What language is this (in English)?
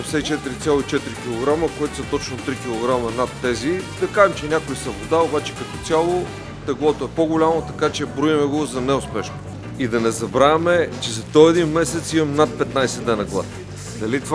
Bulgarian